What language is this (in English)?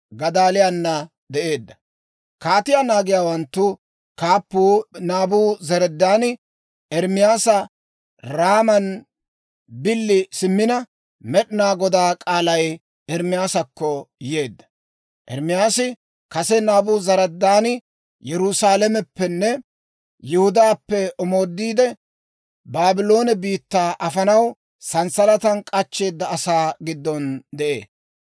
Dawro